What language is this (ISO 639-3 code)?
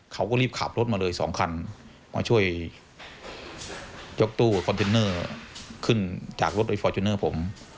tha